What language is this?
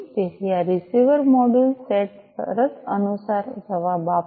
Gujarati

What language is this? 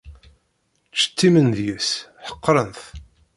Kabyle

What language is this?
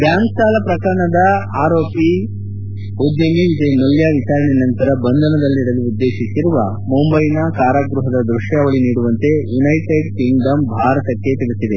Kannada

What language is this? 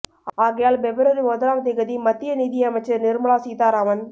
Tamil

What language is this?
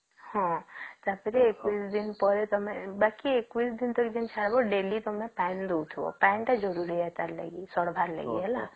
Odia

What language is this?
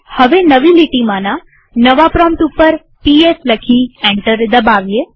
Gujarati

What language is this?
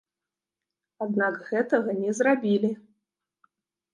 Belarusian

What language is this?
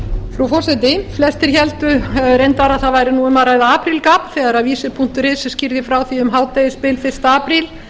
Icelandic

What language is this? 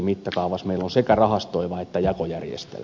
Finnish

